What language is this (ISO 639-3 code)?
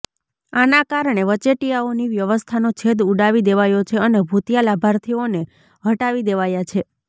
guj